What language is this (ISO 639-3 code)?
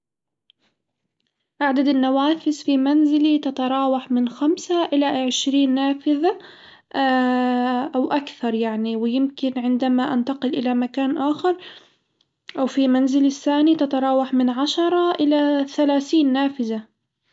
acw